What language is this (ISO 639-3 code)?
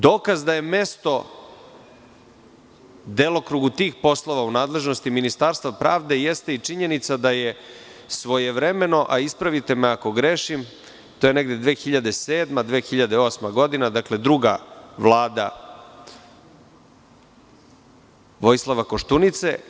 srp